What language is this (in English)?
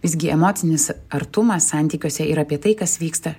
Lithuanian